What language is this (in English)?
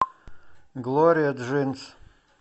Russian